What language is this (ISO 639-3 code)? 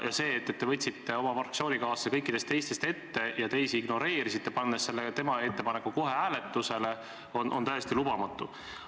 est